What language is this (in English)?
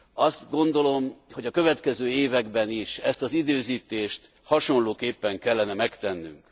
Hungarian